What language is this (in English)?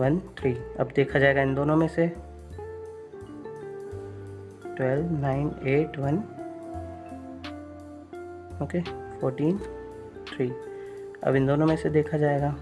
Hindi